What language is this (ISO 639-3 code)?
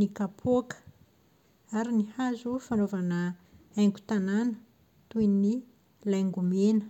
mlg